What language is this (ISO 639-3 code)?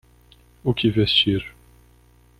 por